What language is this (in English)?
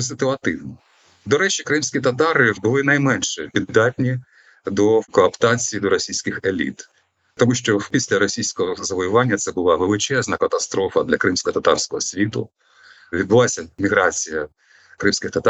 Ukrainian